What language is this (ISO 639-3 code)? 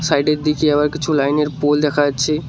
ben